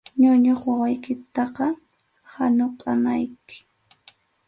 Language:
Arequipa-La Unión Quechua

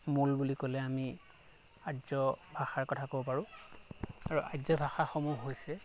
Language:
Assamese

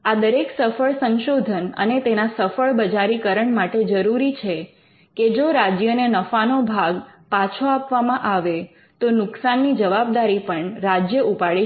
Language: Gujarati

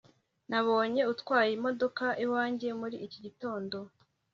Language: Kinyarwanda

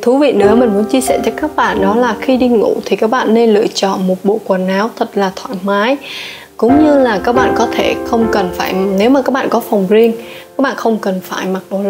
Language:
Vietnamese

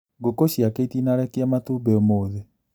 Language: Kikuyu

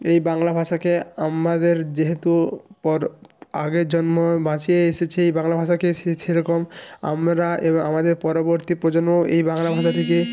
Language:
Bangla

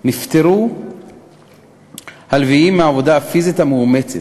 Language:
Hebrew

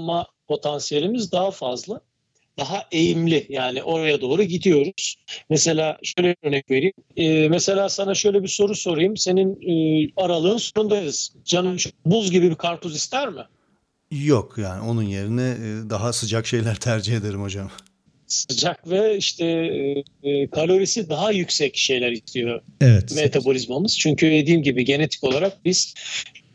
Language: Turkish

